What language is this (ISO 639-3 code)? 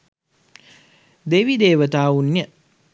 sin